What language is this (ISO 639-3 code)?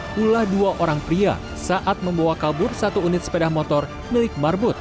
ind